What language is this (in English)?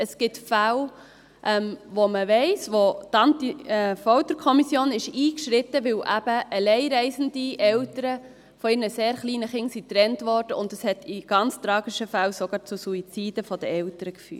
Swiss German